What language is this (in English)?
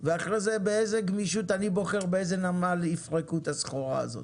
Hebrew